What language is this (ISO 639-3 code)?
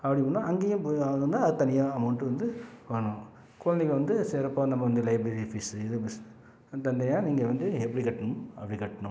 tam